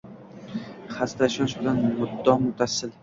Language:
Uzbek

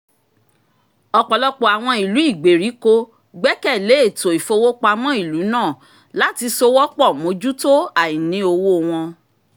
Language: Yoruba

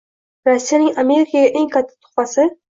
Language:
Uzbek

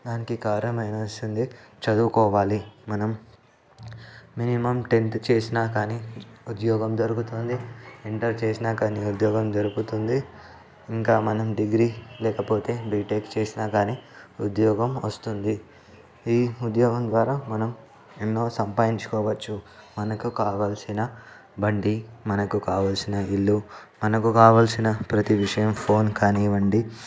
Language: Telugu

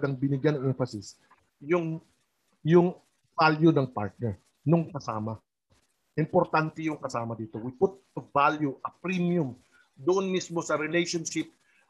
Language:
Filipino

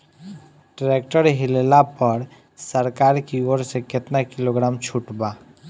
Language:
Bhojpuri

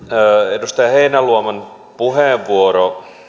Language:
Finnish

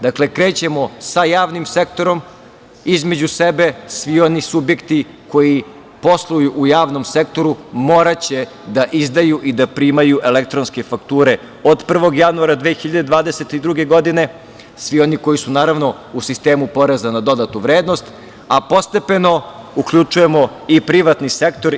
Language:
Serbian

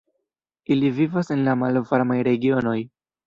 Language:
Esperanto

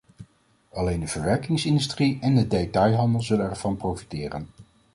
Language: Dutch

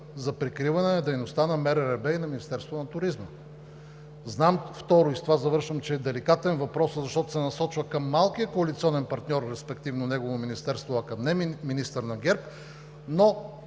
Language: Bulgarian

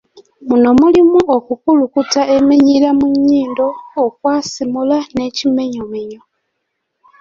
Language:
Ganda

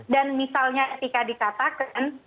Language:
Indonesian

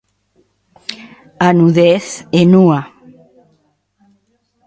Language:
Galician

